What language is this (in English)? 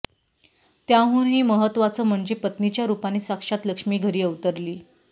Marathi